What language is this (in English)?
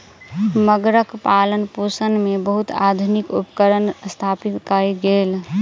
Maithili